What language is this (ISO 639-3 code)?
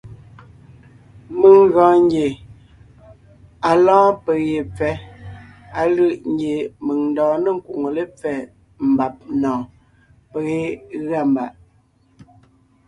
nnh